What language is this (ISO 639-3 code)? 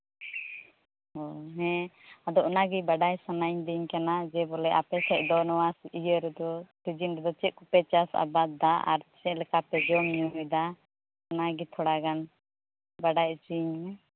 sat